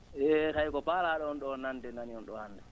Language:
Fula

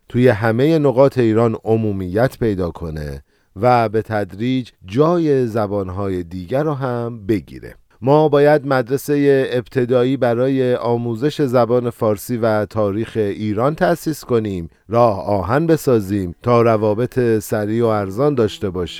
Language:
Persian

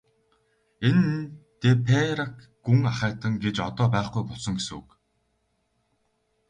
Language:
Mongolian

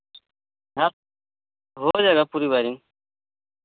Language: Hindi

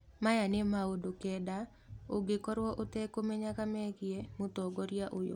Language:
Kikuyu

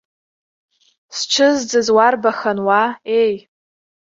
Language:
Abkhazian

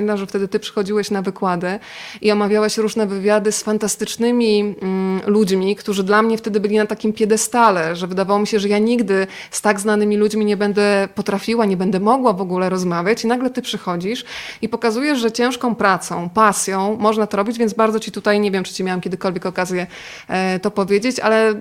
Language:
Polish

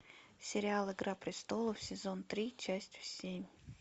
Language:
Russian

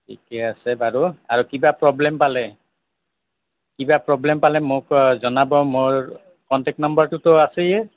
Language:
Assamese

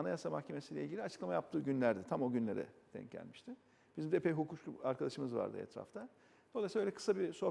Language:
Turkish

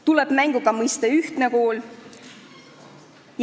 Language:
Estonian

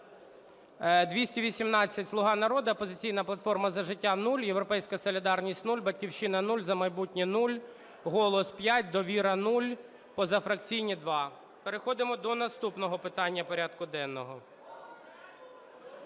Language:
Ukrainian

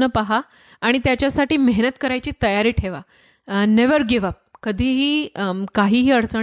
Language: Marathi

